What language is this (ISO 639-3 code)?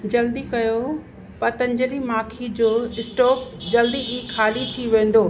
snd